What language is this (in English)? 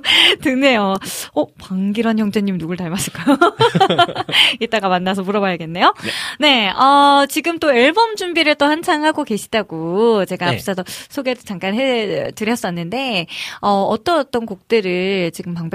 Korean